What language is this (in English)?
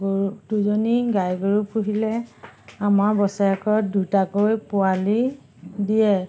Assamese